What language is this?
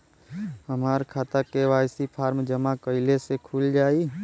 Bhojpuri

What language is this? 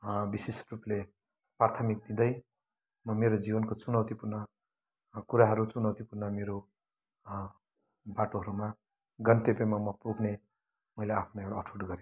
Nepali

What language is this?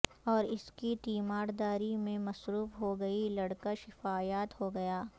Urdu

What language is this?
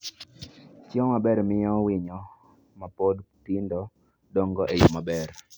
Luo (Kenya and Tanzania)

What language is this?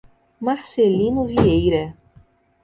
Portuguese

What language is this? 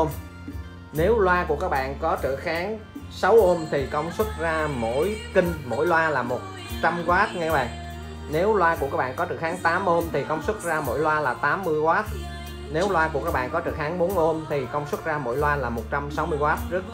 Vietnamese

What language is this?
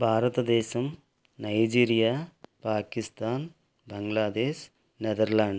Telugu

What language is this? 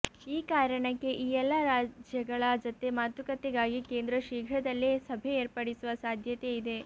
Kannada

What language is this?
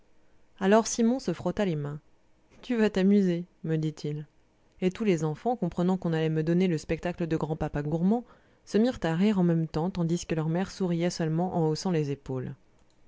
French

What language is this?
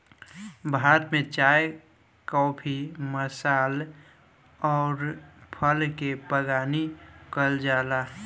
Bhojpuri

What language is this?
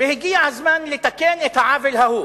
Hebrew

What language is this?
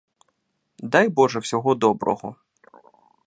Ukrainian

